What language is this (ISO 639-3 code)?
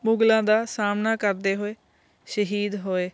pan